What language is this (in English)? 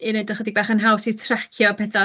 Welsh